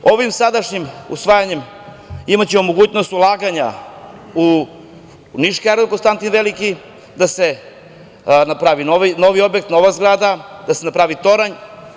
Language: Serbian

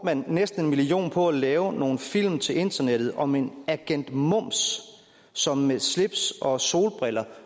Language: Danish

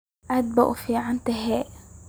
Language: Somali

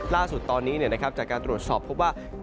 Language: Thai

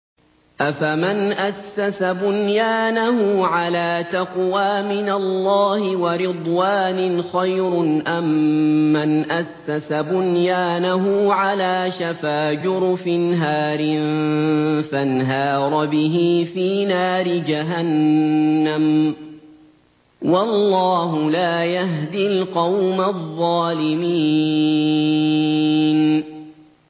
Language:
Arabic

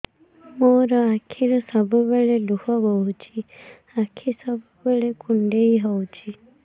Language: Odia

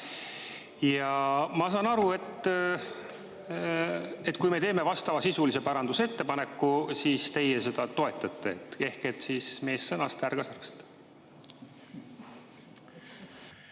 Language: Estonian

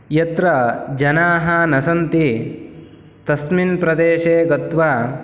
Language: Sanskrit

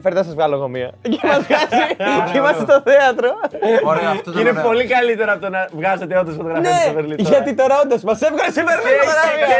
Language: Greek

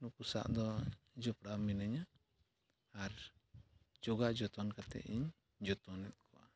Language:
Santali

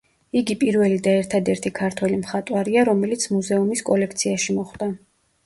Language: Georgian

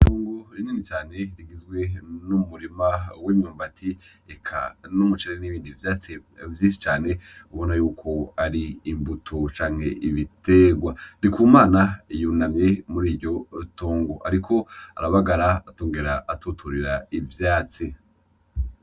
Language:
Rundi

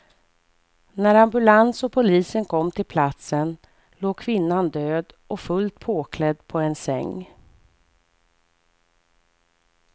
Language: Swedish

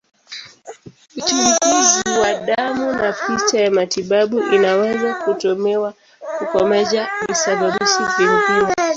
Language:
Swahili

